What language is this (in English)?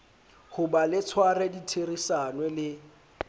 Southern Sotho